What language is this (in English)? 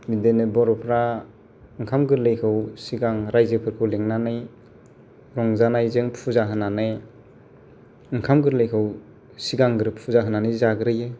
Bodo